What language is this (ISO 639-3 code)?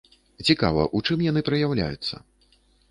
bel